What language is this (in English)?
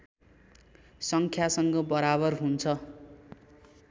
Nepali